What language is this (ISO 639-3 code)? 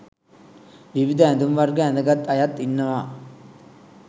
sin